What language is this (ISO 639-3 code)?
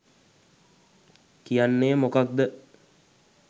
sin